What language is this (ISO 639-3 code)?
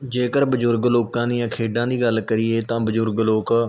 pan